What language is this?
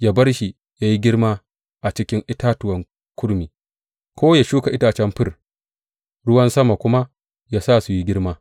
Hausa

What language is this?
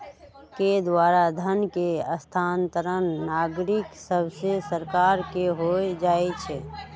Magahi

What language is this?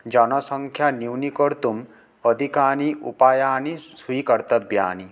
Sanskrit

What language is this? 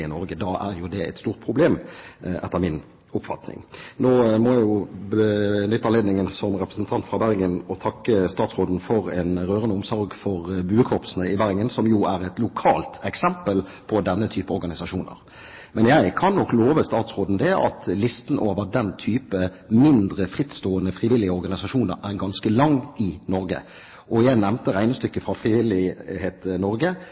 Norwegian Bokmål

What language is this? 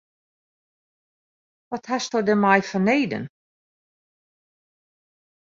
Western Frisian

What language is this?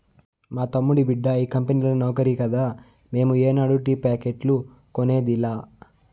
Telugu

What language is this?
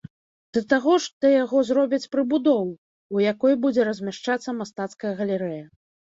Belarusian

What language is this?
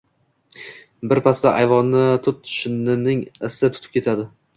Uzbek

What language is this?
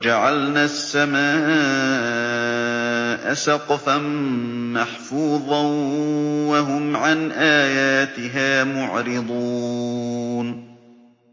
Arabic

